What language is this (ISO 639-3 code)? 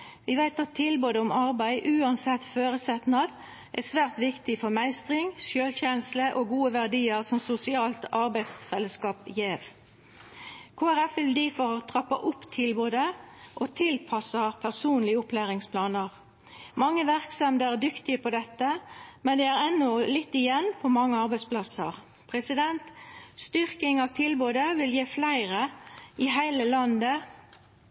nno